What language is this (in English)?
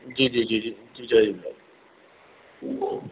Sindhi